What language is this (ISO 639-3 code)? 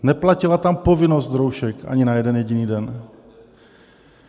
ces